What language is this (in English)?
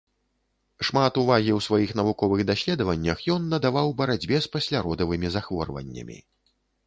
Belarusian